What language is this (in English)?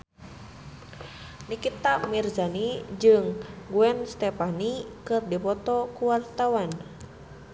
Sundanese